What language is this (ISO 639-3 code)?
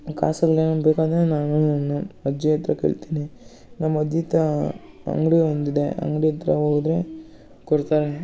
kan